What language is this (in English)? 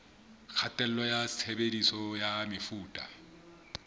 Southern Sotho